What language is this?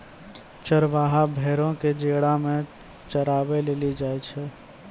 Maithili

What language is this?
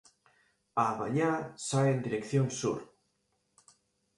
Galician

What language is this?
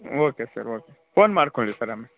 Kannada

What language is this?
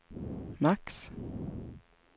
Swedish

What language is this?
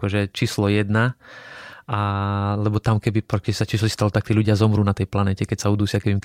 Slovak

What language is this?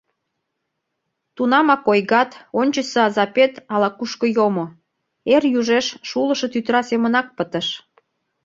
Mari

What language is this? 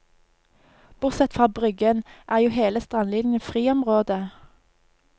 Norwegian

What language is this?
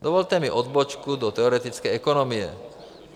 Czech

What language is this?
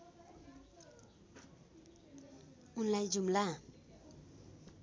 Nepali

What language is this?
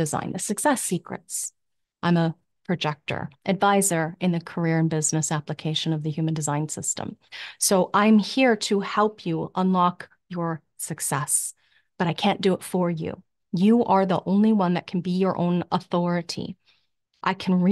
English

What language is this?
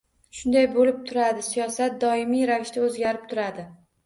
Uzbek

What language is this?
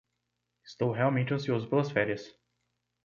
Portuguese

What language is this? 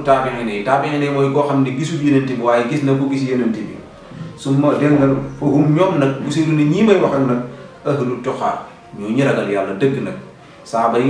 Indonesian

